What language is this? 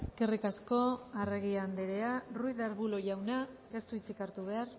Basque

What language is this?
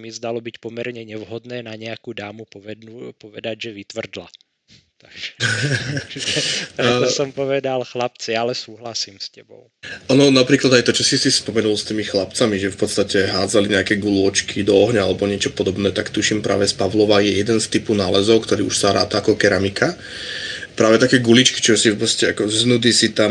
Slovak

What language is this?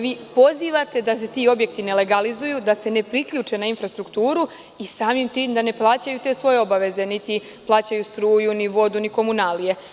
Serbian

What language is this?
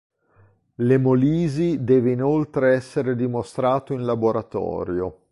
Italian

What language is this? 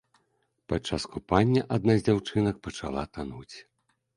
Belarusian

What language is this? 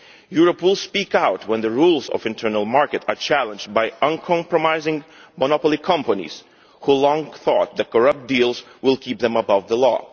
English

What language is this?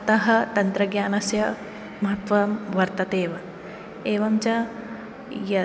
Sanskrit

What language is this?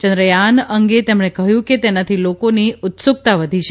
Gujarati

